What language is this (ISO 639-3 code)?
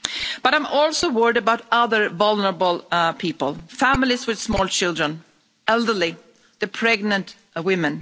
eng